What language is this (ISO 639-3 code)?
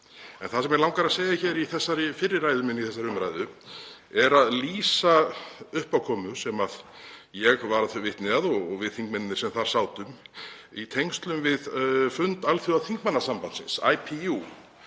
isl